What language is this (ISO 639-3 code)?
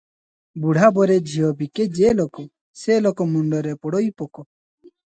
ori